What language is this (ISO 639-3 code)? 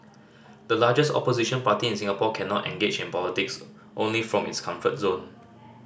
eng